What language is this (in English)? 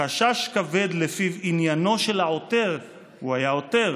Hebrew